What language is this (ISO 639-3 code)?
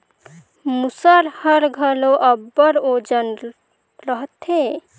hne